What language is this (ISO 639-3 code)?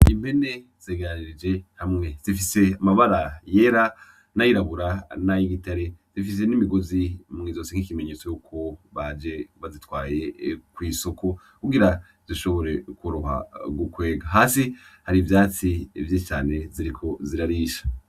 run